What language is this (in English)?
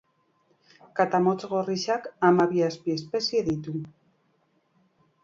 Basque